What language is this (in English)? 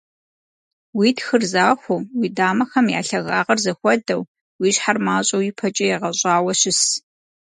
Kabardian